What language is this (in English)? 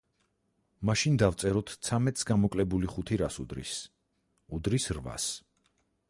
Georgian